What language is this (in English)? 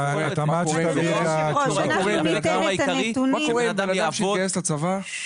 Hebrew